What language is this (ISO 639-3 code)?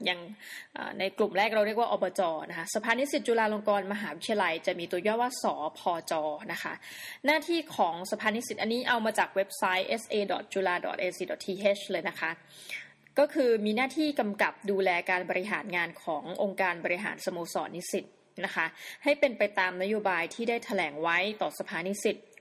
tha